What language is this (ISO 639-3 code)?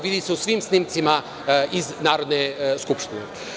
srp